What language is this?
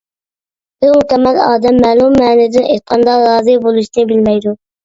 Uyghur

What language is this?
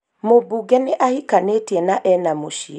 Kikuyu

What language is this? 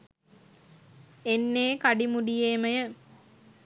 Sinhala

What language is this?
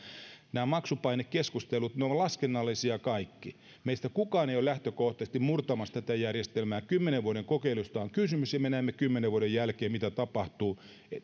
Finnish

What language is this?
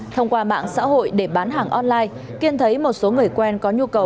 Vietnamese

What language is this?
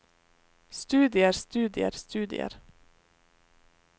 Norwegian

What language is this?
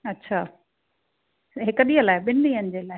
Sindhi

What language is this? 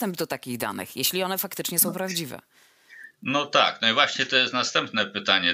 Polish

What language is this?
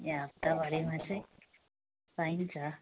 Nepali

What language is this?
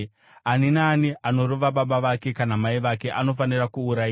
Shona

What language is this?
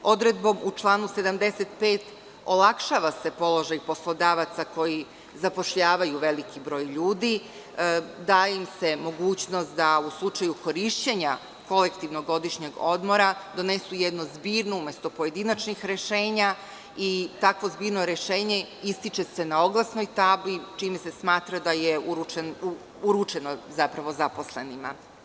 Serbian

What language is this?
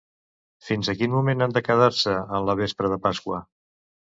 Catalan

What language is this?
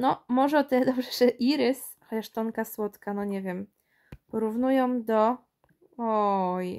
Polish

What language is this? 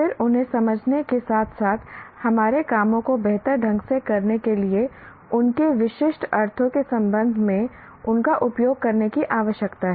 Hindi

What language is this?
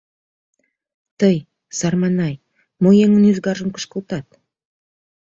Mari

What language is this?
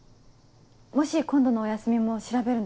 Japanese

